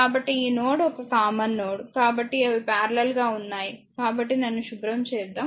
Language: Telugu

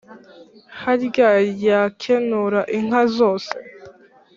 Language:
Kinyarwanda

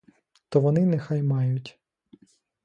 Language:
Ukrainian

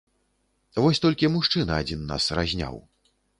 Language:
Belarusian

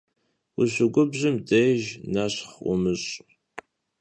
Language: Kabardian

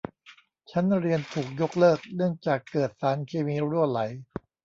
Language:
Thai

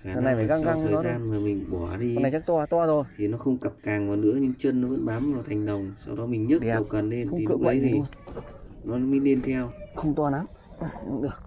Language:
Vietnamese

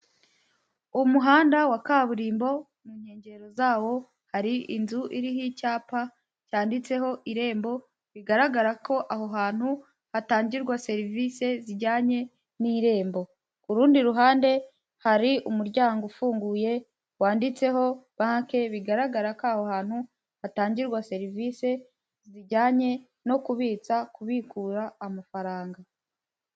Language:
Kinyarwanda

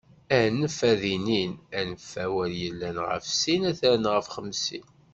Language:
Kabyle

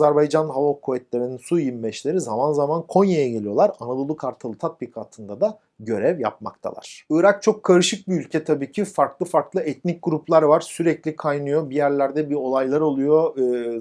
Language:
Turkish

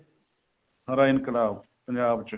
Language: Punjabi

